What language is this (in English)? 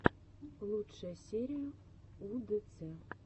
Russian